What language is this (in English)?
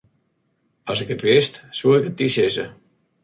Western Frisian